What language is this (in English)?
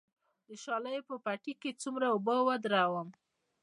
Pashto